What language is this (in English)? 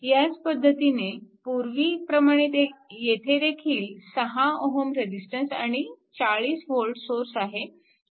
Marathi